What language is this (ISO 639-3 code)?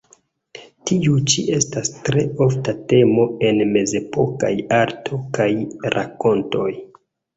epo